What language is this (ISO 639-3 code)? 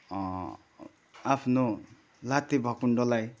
nep